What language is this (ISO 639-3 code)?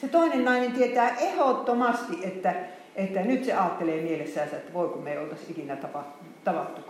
fin